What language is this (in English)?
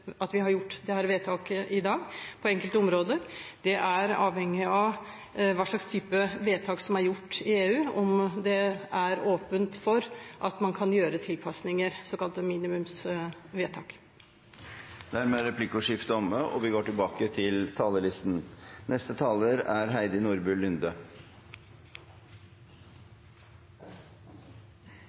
Norwegian